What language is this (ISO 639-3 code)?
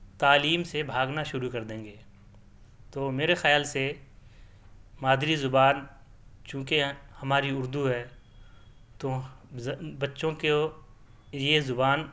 urd